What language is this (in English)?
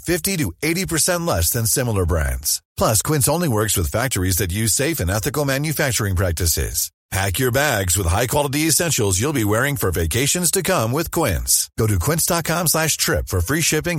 Persian